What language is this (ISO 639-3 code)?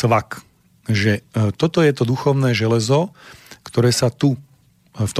slk